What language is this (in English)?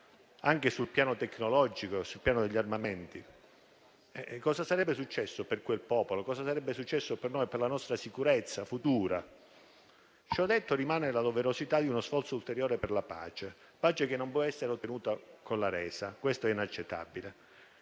Italian